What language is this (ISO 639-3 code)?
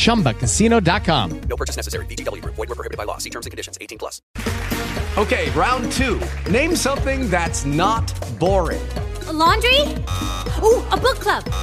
ita